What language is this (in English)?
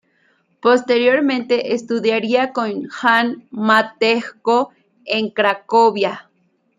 Spanish